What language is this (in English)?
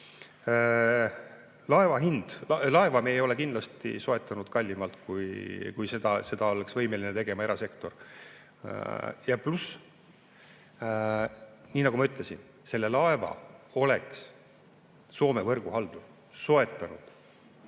Estonian